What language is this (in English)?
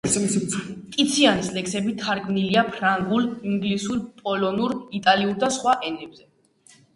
Georgian